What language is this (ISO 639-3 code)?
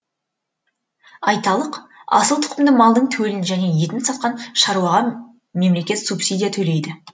kaz